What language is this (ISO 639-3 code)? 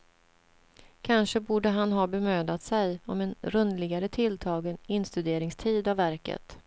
swe